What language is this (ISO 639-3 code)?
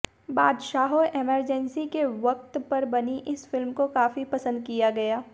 hin